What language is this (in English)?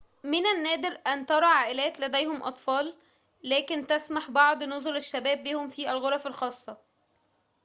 Arabic